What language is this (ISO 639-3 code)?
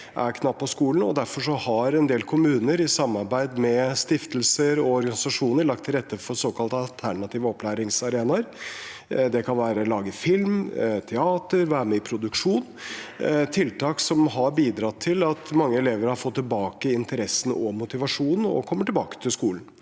nor